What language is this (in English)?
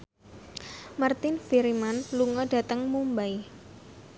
Javanese